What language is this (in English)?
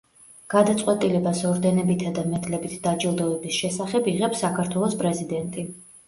Georgian